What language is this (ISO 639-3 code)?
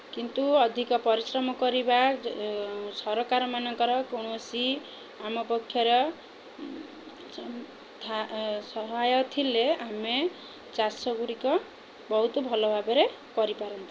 ori